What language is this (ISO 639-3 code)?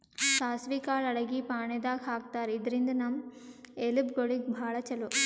kan